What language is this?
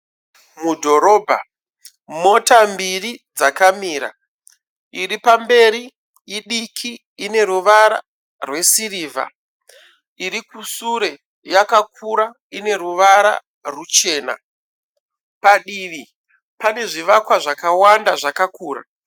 Shona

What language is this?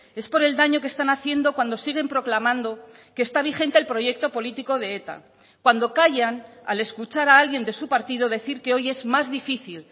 Spanish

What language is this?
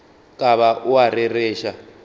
Northern Sotho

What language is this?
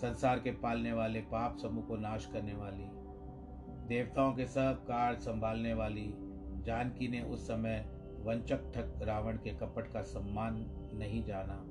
Hindi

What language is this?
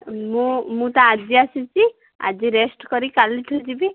Odia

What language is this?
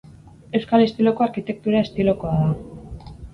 Basque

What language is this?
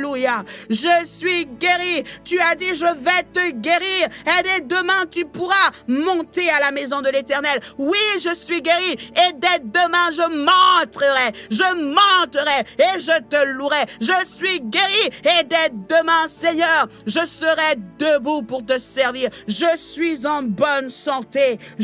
French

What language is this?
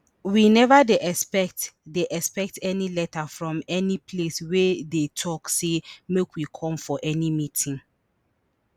Nigerian Pidgin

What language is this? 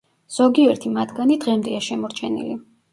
Georgian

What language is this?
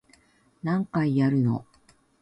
Japanese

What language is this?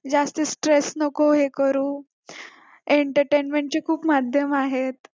Marathi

